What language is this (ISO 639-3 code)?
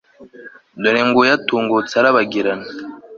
kin